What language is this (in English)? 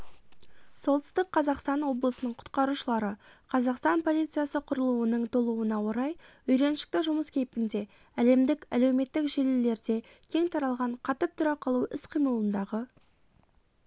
Kazakh